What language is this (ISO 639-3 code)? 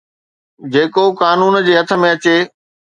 snd